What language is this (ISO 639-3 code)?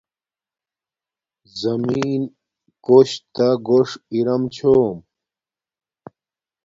dmk